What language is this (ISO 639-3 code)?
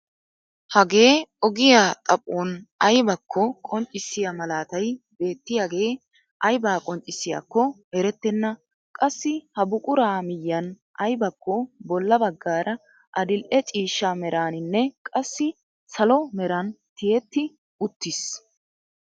wal